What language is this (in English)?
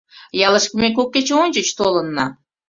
Mari